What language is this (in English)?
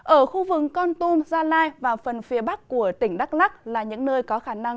Vietnamese